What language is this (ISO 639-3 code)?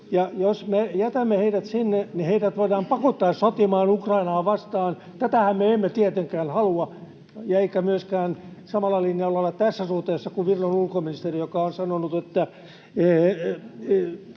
fin